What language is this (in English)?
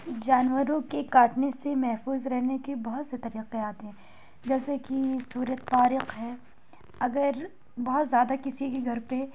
Urdu